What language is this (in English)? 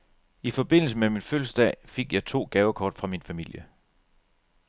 Danish